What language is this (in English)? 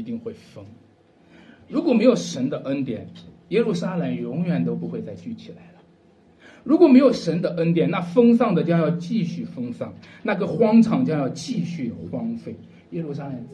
Chinese